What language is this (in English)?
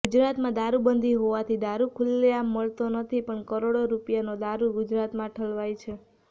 Gujarati